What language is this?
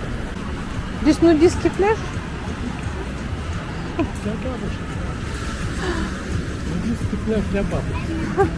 Russian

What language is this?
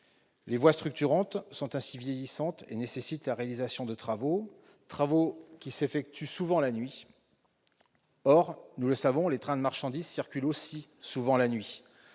French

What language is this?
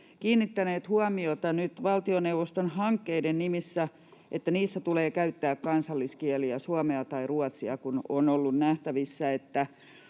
Finnish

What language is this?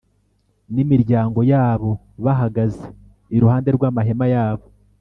Kinyarwanda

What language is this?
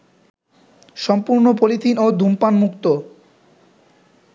Bangla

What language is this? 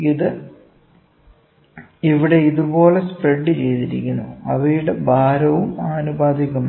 Malayalam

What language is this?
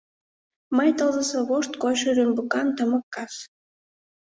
Mari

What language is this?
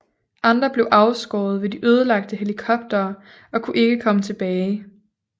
Danish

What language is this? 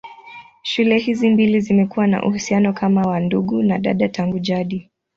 Swahili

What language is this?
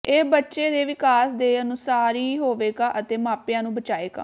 Punjabi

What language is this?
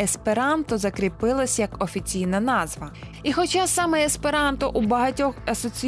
Ukrainian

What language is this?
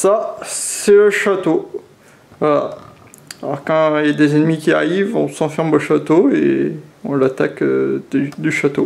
French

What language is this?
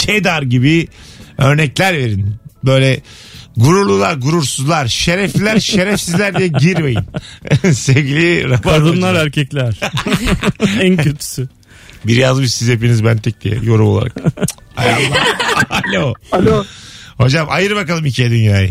Turkish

